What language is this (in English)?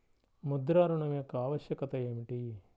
Telugu